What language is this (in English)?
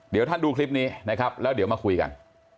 Thai